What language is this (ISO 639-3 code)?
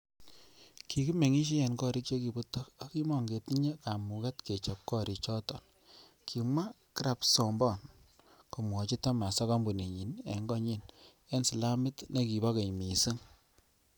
kln